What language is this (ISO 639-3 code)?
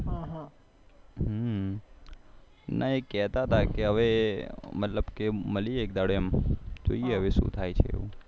guj